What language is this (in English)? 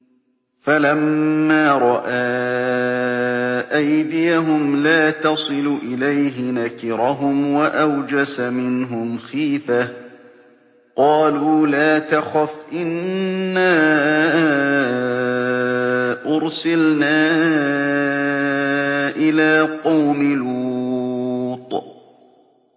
Arabic